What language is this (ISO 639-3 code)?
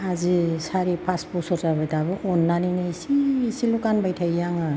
brx